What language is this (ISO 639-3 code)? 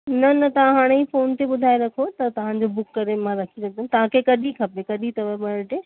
snd